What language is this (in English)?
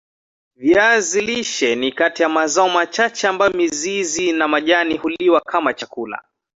Swahili